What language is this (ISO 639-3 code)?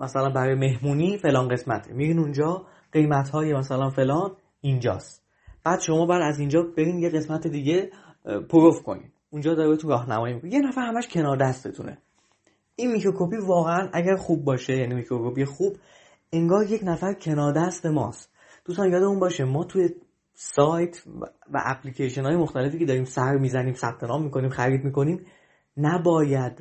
fas